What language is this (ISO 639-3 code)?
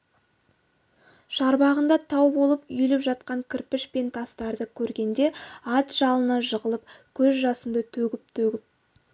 kaz